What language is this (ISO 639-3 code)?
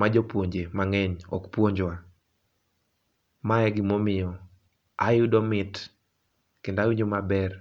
luo